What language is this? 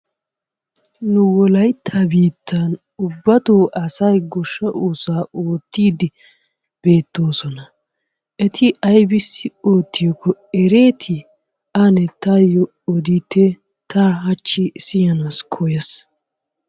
Wolaytta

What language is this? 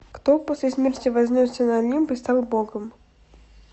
Russian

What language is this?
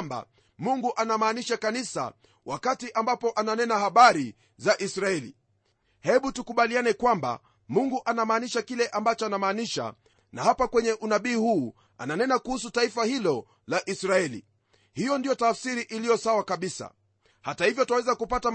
Swahili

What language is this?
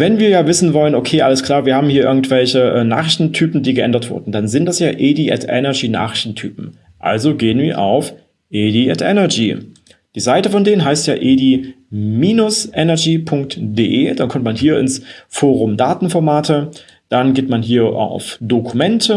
German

